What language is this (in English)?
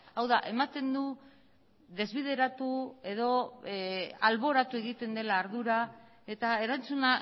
Basque